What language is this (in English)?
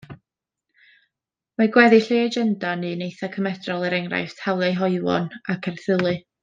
Welsh